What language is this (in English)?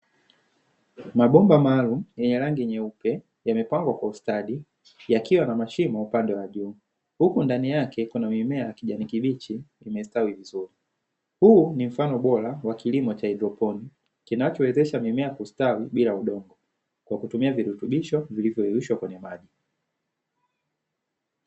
Swahili